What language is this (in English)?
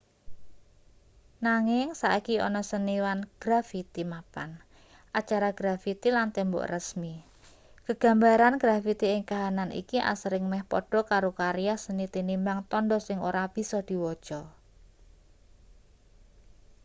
Javanese